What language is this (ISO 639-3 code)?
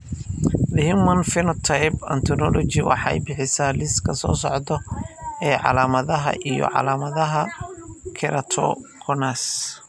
som